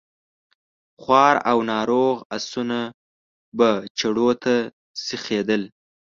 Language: Pashto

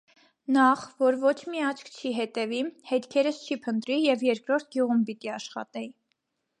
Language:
Armenian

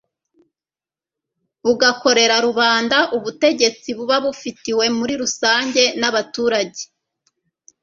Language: Kinyarwanda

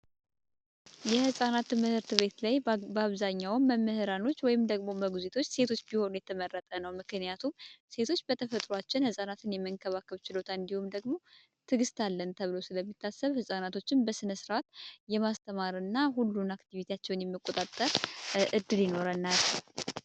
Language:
Amharic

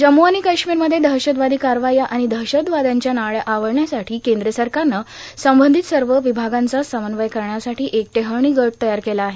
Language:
Marathi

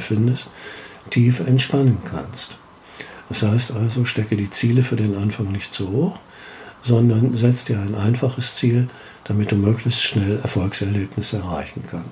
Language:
German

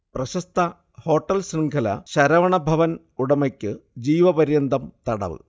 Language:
Malayalam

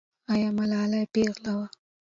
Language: Pashto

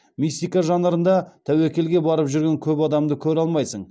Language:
Kazakh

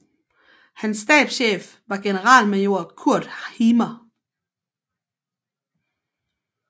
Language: Danish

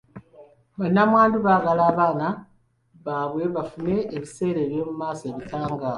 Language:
Ganda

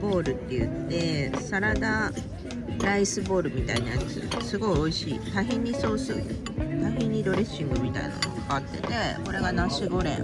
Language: Japanese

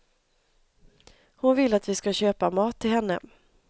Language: Swedish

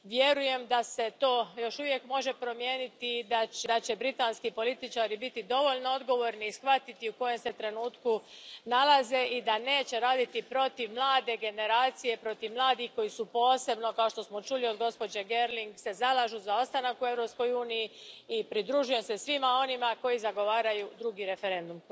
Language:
Croatian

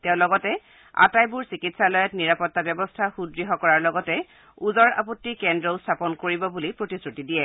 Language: Assamese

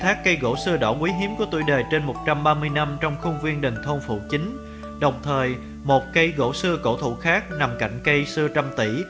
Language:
Vietnamese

